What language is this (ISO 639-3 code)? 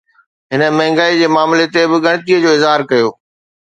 snd